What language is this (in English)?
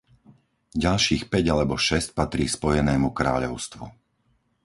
Slovak